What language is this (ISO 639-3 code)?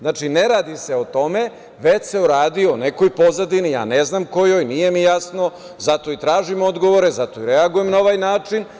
srp